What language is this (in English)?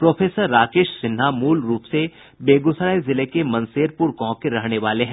Hindi